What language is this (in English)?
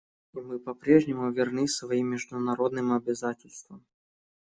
Russian